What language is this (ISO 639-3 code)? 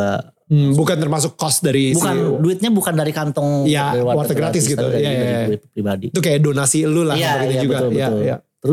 ind